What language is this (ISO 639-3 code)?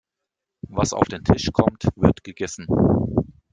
deu